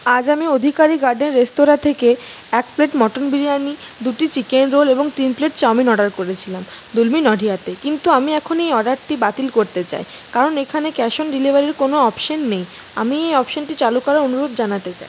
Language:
Bangla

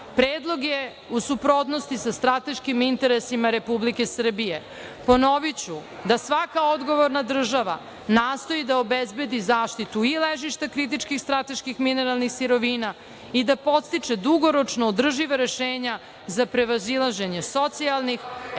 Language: Serbian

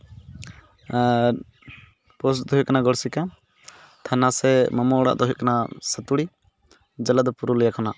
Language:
Santali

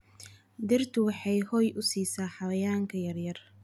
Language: Somali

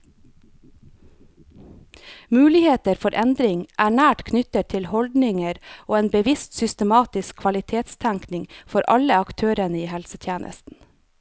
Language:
Norwegian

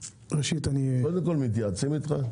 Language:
Hebrew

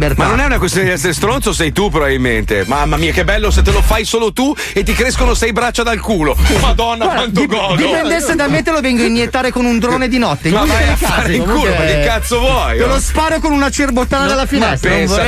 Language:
Italian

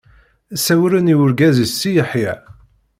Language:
Kabyle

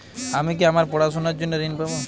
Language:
Bangla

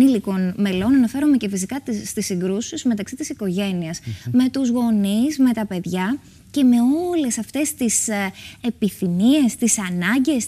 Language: Greek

